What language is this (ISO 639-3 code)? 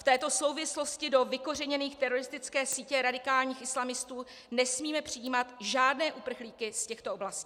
ces